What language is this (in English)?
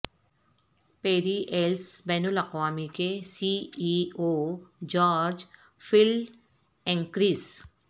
Urdu